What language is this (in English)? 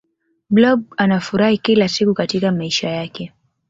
Swahili